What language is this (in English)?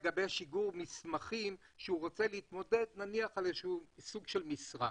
Hebrew